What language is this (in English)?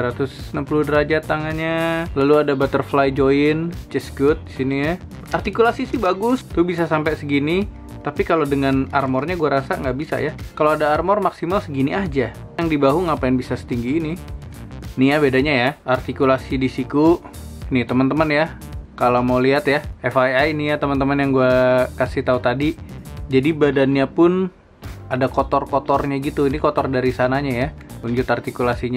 Indonesian